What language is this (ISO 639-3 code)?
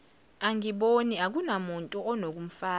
zul